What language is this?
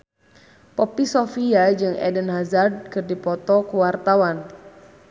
Sundanese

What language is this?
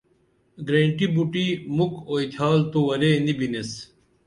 Dameli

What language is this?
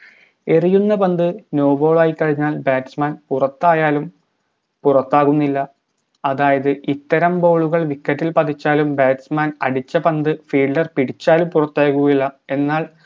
Malayalam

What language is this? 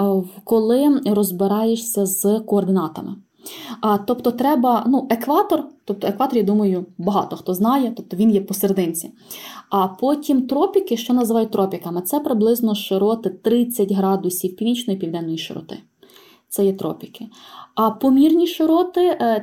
Ukrainian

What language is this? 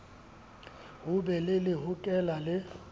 Southern Sotho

